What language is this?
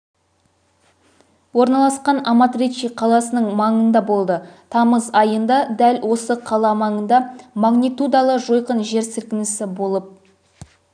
Kazakh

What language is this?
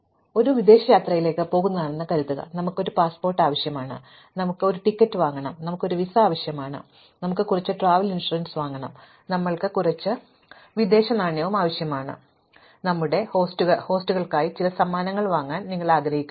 Malayalam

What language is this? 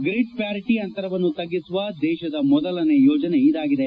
Kannada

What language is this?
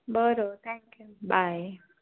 Marathi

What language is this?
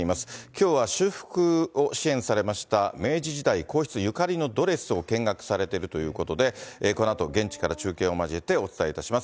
Japanese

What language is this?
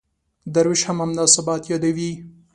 Pashto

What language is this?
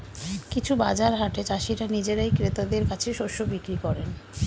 Bangla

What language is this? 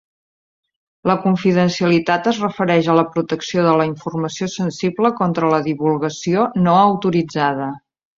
Catalan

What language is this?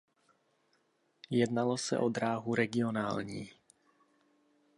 Czech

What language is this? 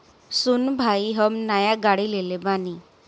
Bhojpuri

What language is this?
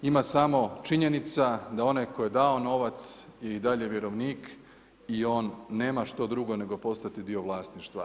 Croatian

